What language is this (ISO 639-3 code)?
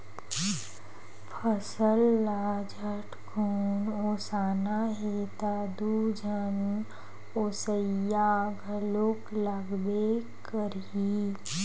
hne